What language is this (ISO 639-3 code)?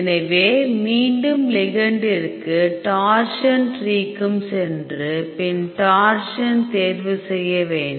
tam